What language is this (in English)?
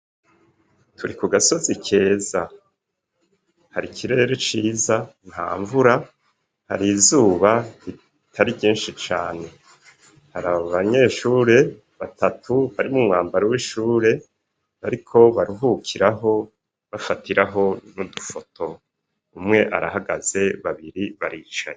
Rundi